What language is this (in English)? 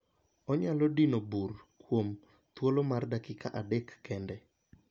Luo (Kenya and Tanzania)